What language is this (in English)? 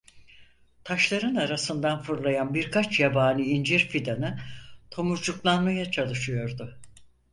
Turkish